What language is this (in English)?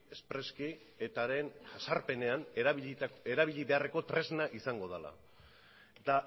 Basque